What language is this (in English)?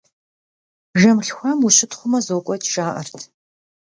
Kabardian